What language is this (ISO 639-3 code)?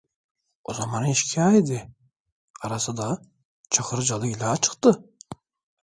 tur